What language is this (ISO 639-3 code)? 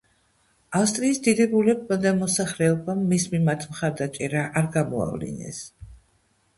kat